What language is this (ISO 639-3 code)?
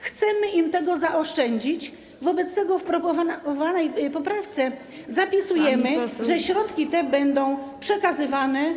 pol